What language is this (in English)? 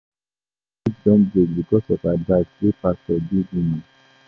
Nigerian Pidgin